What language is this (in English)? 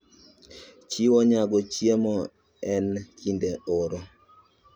Luo (Kenya and Tanzania)